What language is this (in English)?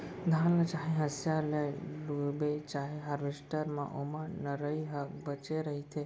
Chhattisgarhi